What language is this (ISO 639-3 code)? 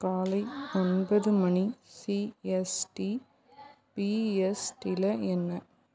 tam